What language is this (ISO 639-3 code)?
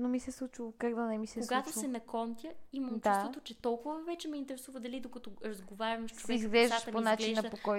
bul